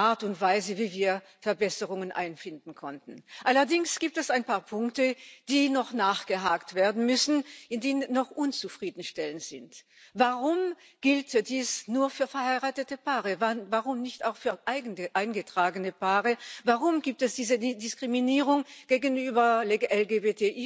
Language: German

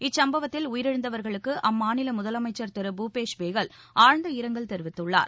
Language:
Tamil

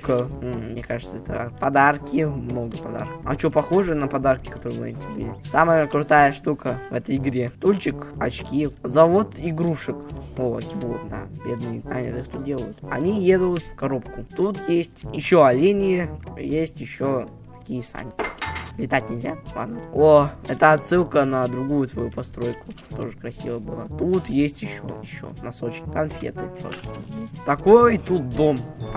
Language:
Russian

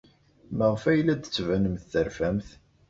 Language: Kabyle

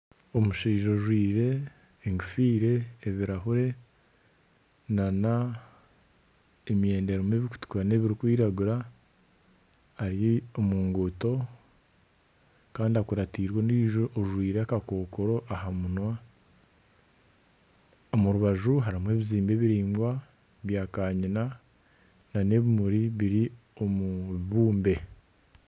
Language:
Nyankole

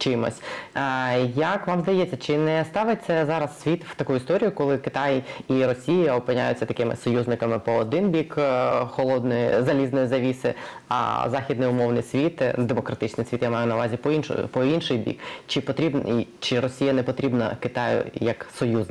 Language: Ukrainian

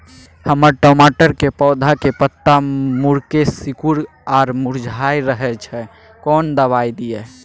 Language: Maithili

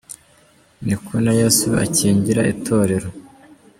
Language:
Kinyarwanda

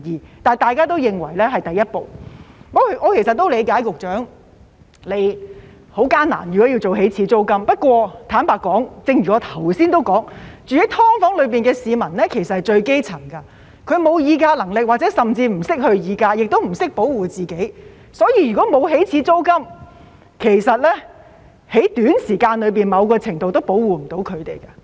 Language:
Cantonese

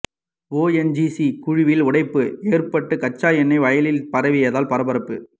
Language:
Tamil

